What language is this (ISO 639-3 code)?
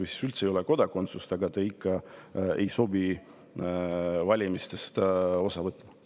est